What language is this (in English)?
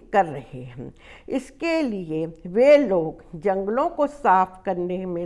Hindi